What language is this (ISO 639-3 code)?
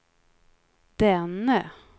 swe